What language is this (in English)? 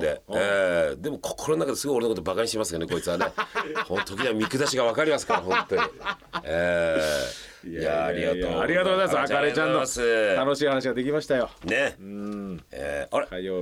Japanese